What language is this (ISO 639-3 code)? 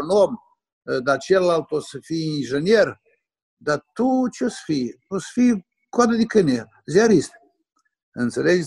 ron